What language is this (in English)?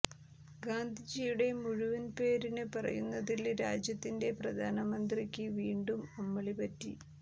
Malayalam